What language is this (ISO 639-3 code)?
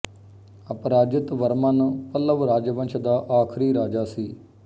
pan